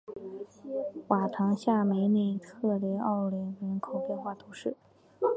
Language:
Chinese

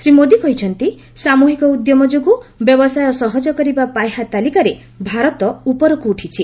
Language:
Odia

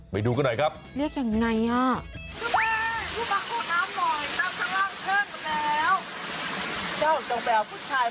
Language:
Thai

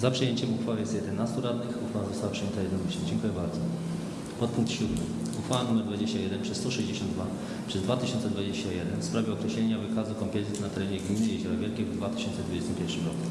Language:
Polish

